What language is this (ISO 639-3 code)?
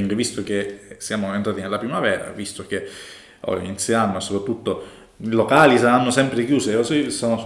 ita